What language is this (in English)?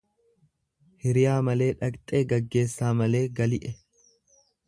Oromo